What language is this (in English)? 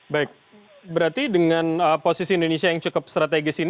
Indonesian